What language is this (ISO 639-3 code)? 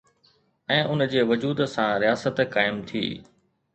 snd